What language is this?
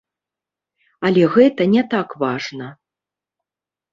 Belarusian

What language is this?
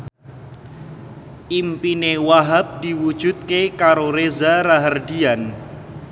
Javanese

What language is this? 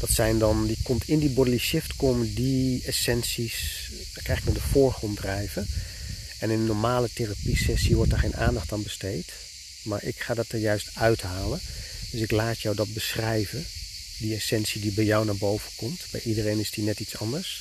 Dutch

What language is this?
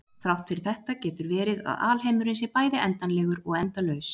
Icelandic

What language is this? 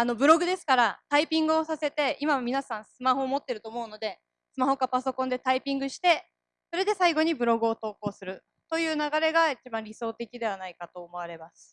Japanese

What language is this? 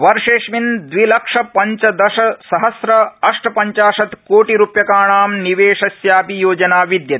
Sanskrit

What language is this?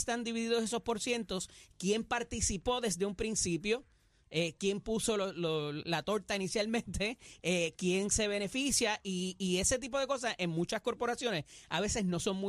Spanish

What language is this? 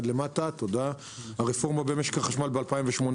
Hebrew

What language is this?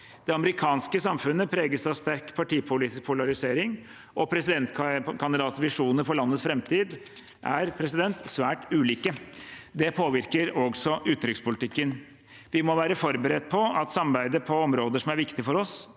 Norwegian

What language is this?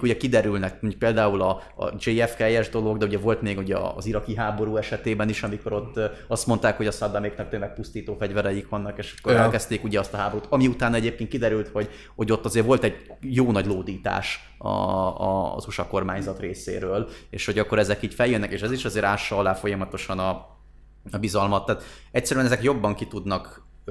Hungarian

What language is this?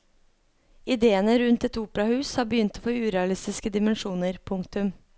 Norwegian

